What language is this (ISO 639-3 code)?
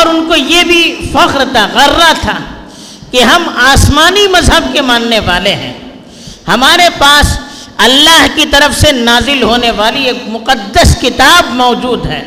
urd